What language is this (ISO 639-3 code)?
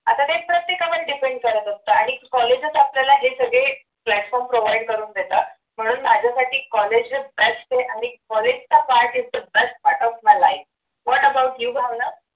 mar